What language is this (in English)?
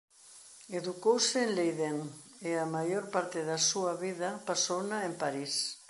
Galician